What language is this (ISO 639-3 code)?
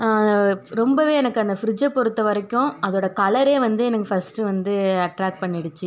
tam